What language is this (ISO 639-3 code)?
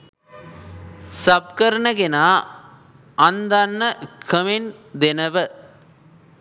sin